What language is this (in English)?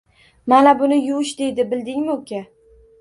Uzbek